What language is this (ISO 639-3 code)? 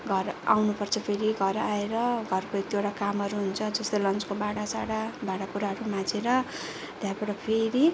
nep